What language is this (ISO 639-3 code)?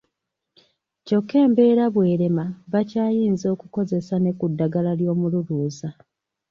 lug